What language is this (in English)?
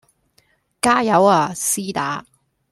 Cantonese